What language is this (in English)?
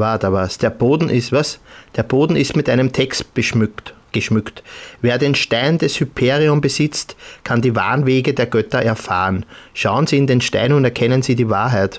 German